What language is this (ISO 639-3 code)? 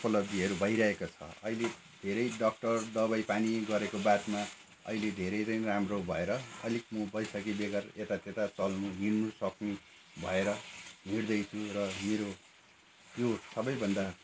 nep